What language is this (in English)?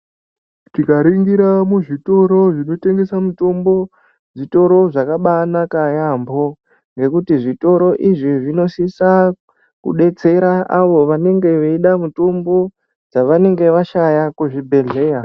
Ndau